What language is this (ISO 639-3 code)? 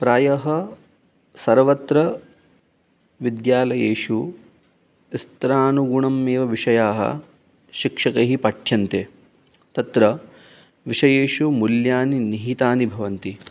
san